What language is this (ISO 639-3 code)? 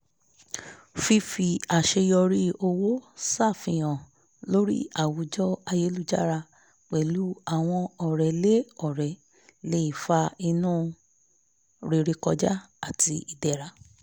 yor